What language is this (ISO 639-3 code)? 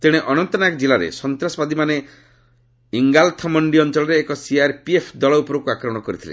ori